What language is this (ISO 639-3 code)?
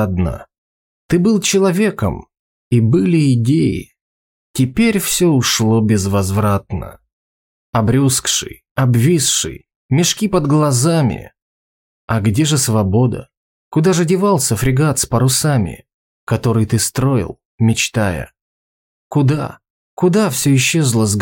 rus